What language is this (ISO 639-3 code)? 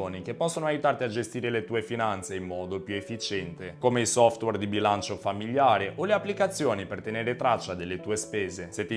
ita